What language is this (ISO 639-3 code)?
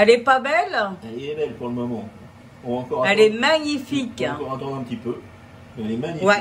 fra